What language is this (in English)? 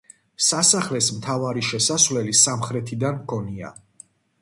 Georgian